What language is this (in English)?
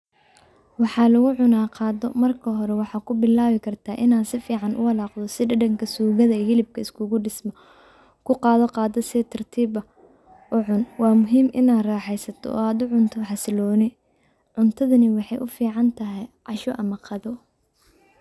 Somali